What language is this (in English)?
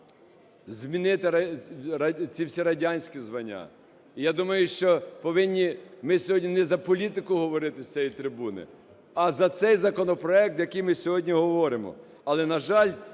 Ukrainian